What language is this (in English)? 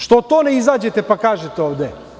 Serbian